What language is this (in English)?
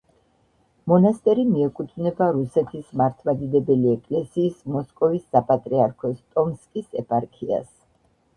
Georgian